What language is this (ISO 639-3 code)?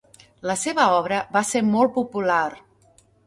cat